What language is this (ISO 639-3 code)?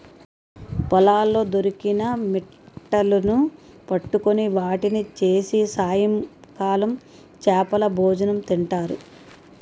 tel